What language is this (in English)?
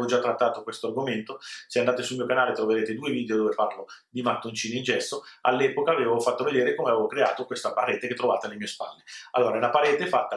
Italian